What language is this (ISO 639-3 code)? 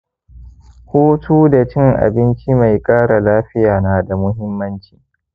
hau